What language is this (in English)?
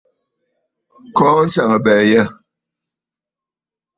Bafut